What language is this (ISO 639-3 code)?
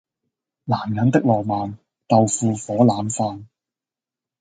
yue